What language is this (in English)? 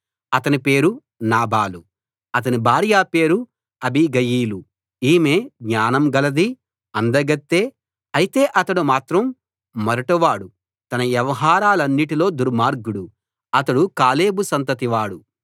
Telugu